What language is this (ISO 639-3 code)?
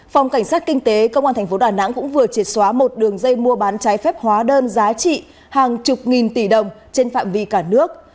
vie